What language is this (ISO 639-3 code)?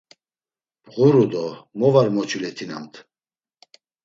lzz